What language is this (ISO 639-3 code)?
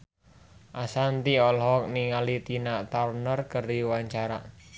sun